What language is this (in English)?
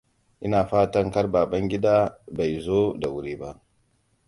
Hausa